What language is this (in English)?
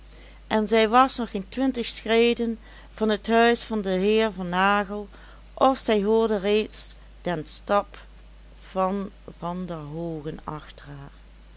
Dutch